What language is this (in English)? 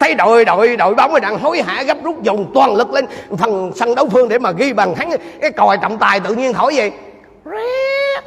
Vietnamese